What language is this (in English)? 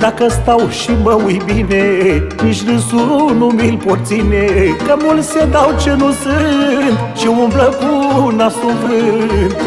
Romanian